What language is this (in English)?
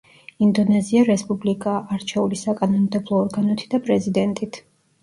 Georgian